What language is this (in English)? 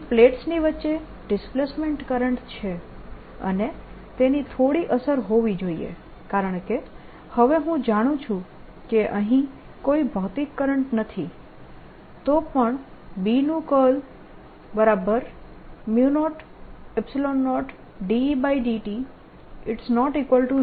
Gujarati